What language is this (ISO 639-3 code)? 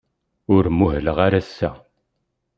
kab